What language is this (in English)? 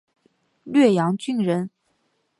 Chinese